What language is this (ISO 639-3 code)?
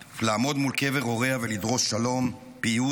heb